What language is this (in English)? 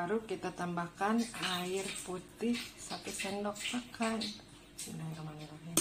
Indonesian